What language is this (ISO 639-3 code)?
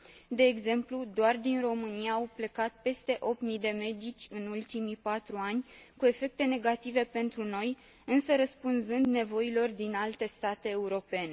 ron